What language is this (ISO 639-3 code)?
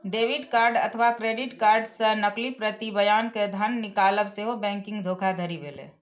mai